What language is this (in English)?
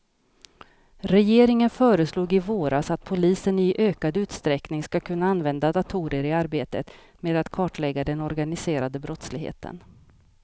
Swedish